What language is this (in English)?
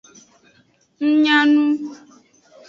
Aja (Benin)